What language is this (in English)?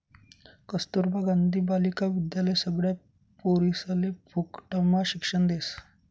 Marathi